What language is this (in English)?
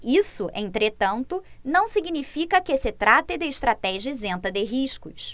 Portuguese